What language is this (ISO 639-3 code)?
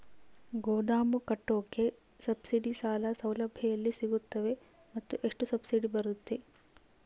kan